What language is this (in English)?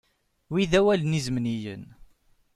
Kabyle